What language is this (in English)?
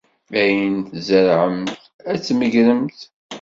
Kabyle